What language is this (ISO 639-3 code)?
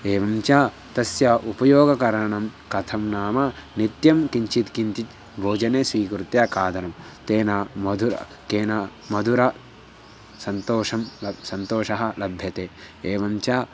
san